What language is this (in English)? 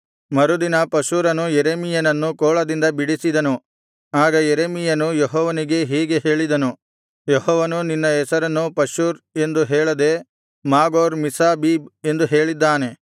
Kannada